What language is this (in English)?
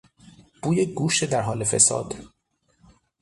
Persian